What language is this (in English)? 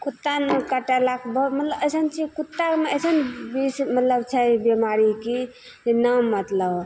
Maithili